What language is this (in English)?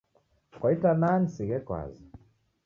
Taita